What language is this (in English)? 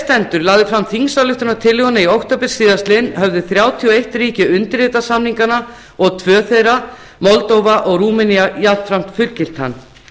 Icelandic